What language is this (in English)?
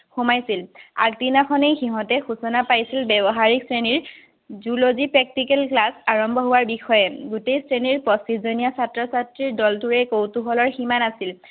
Assamese